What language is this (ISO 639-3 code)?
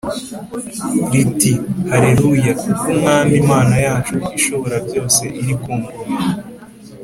kin